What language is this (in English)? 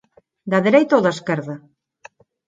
Galician